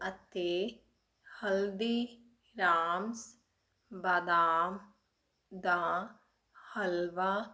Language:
Punjabi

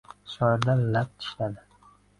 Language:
Uzbek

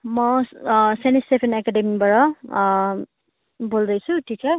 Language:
Nepali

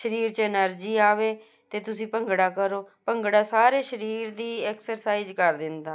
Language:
Punjabi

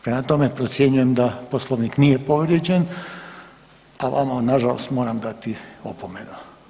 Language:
Croatian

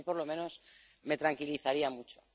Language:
Spanish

